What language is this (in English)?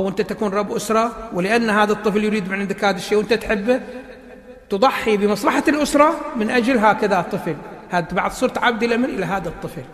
Arabic